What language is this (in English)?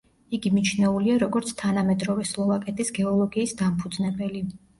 Georgian